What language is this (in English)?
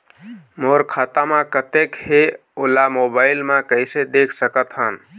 Chhattisgarhi